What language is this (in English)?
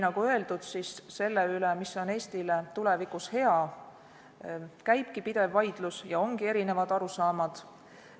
Estonian